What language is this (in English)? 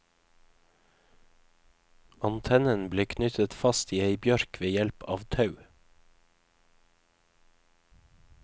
Norwegian